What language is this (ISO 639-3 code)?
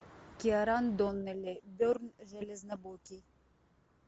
rus